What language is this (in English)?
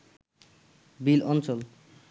Bangla